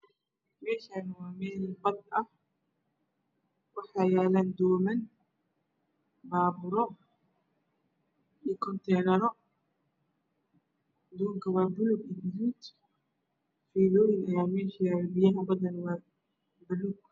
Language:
Somali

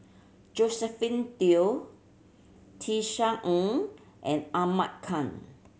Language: English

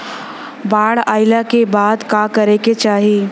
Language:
Bhojpuri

